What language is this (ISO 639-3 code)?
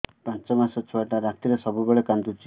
ori